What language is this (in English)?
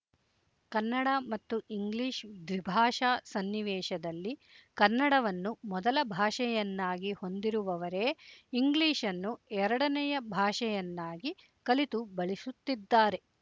Kannada